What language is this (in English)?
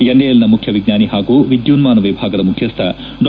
Kannada